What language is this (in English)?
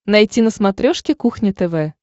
Russian